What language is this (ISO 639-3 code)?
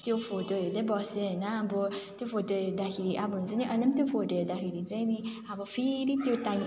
nep